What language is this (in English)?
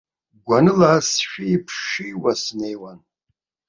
Abkhazian